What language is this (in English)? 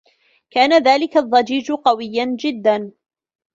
Arabic